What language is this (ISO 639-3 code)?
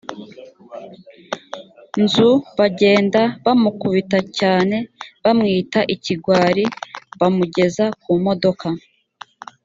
kin